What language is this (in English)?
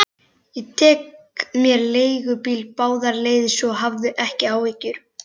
Icelandic